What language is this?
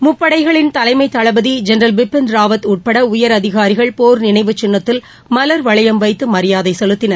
Tamil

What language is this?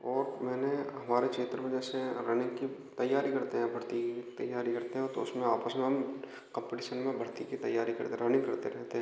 Hindi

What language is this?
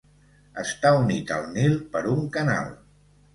Catalan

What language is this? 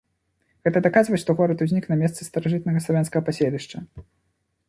Belarusian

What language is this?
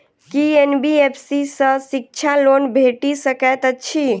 Maithili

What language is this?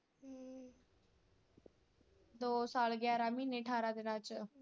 Punjabi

